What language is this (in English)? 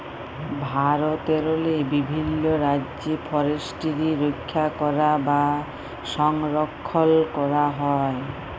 Bangla